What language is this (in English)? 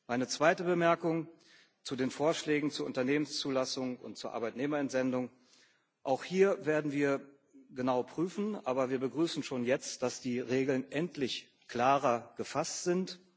German